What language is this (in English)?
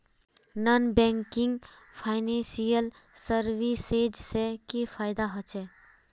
Magahi